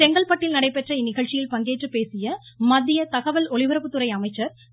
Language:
Tamil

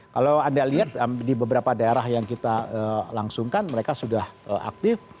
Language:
Indonesian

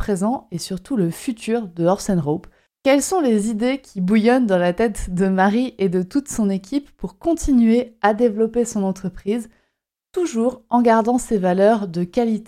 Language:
French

